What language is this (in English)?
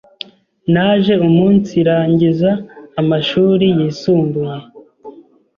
Kinyarwanda